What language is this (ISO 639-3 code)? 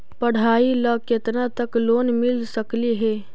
mag